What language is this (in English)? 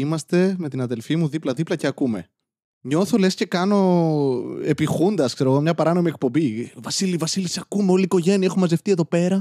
Greek